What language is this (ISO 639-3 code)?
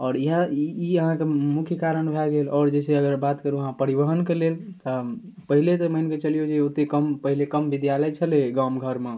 mai